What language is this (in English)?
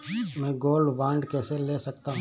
Hindi